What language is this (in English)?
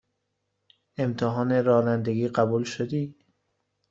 Persian